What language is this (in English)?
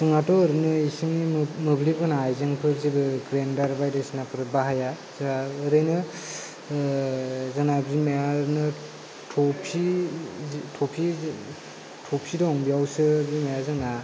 Bodo